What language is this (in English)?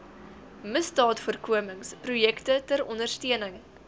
Afrikaans